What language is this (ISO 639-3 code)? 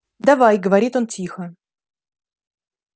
rus